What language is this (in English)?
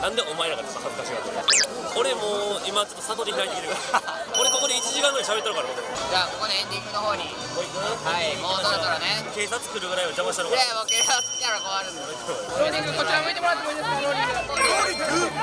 Japanese